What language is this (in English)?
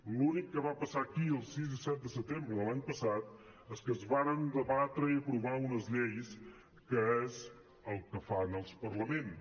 Catalan